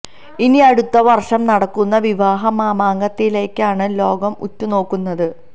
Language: Malayalam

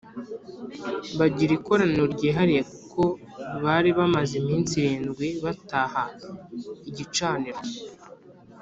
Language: Kinyarwanda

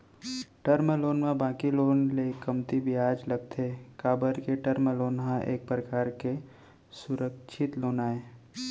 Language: Chhattisgarhi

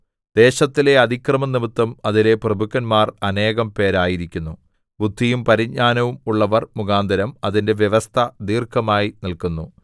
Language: Malayalam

